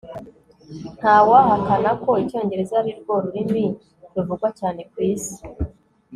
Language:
Kinyarwanda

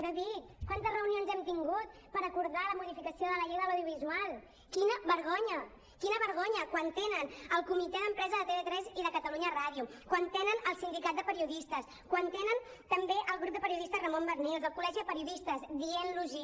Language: Catalan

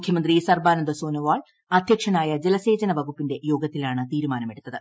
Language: Malayalam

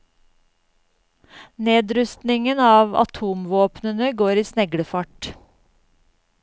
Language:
Norwegian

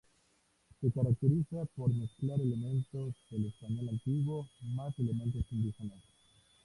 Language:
Spanish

